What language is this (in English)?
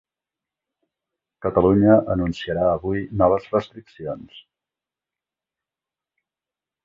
Catalan